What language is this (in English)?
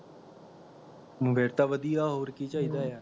Punjabi